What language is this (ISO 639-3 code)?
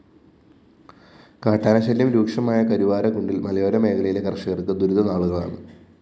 mal